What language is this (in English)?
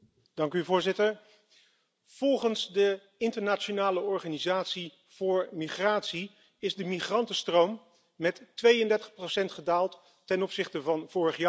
Dutch